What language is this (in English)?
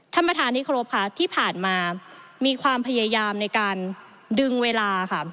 Thai